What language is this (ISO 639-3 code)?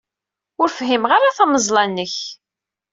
kab